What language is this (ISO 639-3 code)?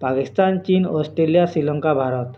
ori